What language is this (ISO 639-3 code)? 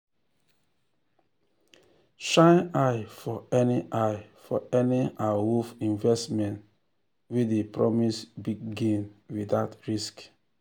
pcm